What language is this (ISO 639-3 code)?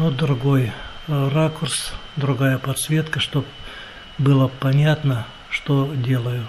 rus